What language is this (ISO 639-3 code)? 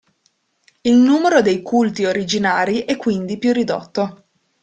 ita